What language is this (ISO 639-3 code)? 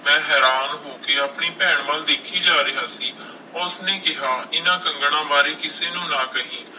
pan